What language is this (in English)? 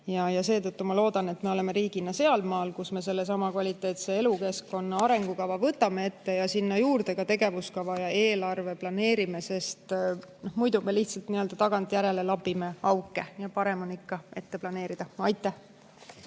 Estonian